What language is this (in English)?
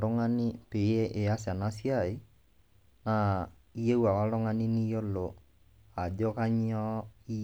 Masai